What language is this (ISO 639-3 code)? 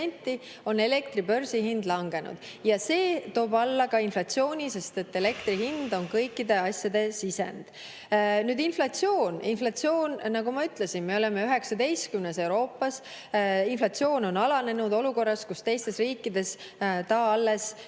est